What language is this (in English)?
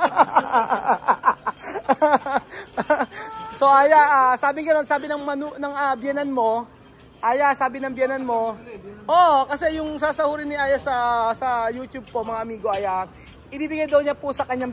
Filipino